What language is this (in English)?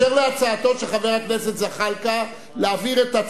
Hebrew